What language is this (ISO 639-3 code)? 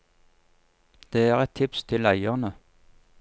nor